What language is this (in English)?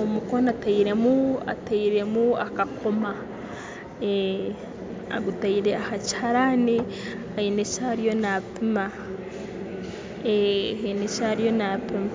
Nyankole